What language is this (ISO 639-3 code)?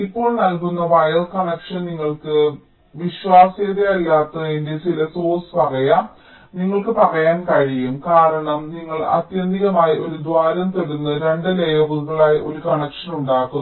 mal